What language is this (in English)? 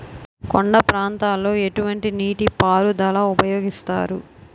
Telugu